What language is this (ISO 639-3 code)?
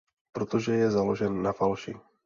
ces